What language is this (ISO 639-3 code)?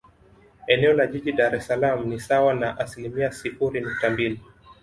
swa